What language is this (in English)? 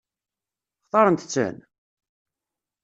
Kabyle